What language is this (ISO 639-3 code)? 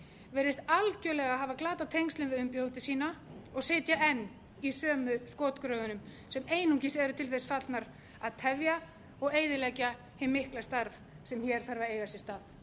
isl